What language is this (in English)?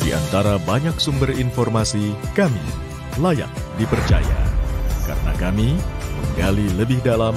Indonesian